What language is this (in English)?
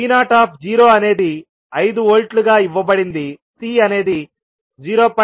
Telugu